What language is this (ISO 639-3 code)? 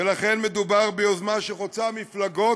heb